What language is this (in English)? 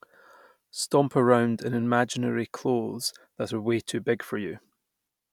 English